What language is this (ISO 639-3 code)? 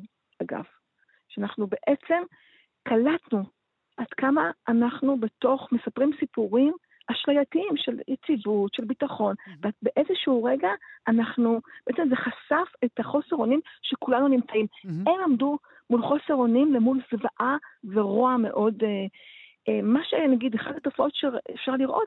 heb